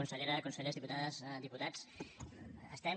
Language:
Catalan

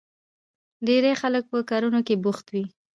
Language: Pashto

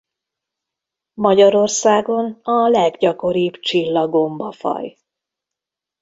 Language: Hungarian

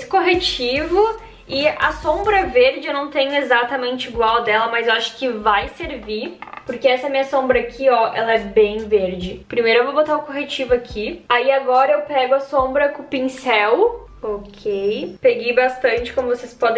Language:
Portuguese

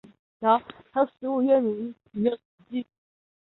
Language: Chinese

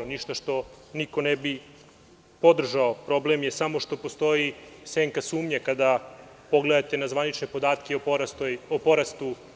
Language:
Serbian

